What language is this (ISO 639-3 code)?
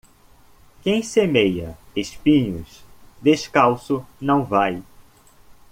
por